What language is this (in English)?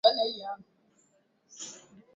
Swahili